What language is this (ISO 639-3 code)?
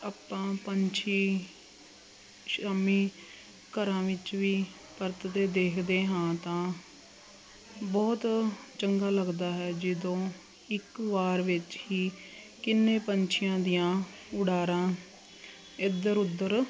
pan